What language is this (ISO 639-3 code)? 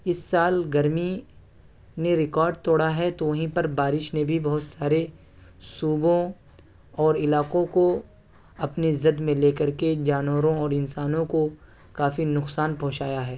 urd